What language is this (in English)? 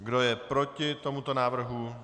Czech